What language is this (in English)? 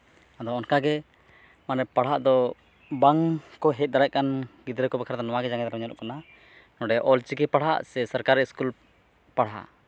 Santali